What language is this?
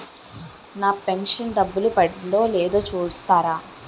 Telugu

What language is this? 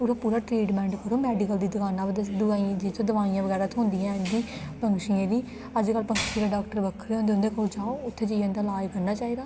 Dogri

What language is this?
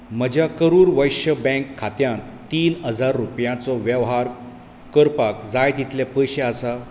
Konkani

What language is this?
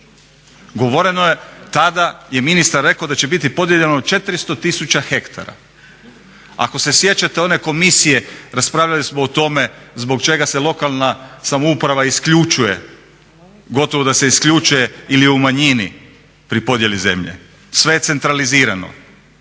Croatian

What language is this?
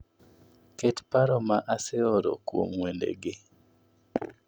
Luo (Kenya and Tanzania)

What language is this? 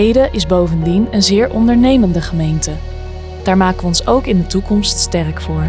Dutch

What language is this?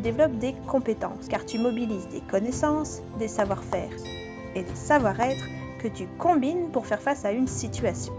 French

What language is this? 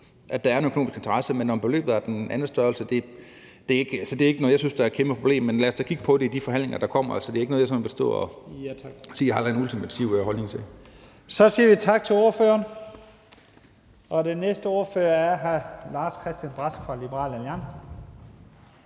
Danish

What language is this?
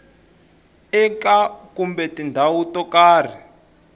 Tsonga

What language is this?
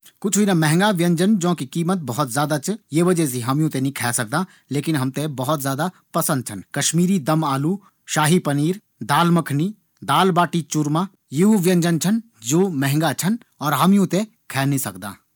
Garhwali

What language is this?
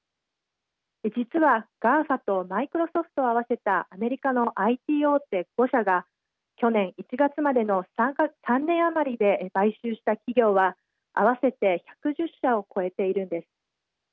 Japanese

